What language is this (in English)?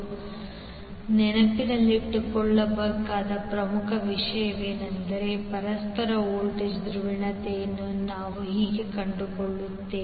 Kannada